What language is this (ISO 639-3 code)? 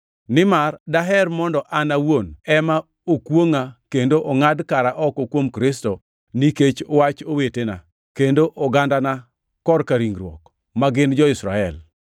luo